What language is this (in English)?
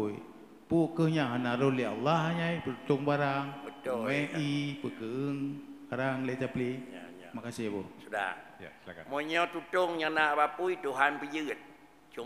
Malay